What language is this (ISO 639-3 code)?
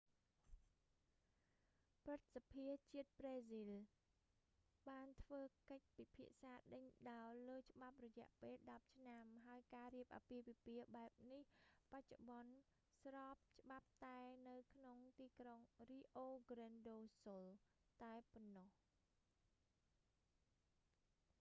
khm